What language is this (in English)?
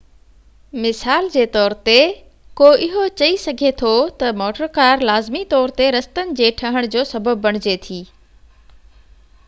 Sindhi